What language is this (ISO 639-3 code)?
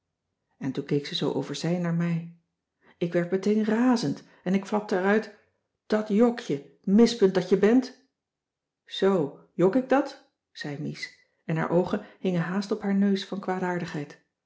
nld